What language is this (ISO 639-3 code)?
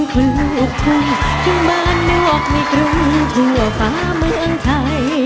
tha